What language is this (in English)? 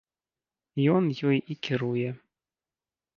Belarusian